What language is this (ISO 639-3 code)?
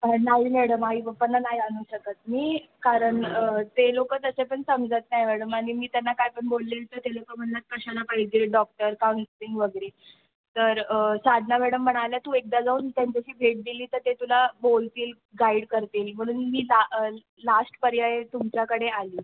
mar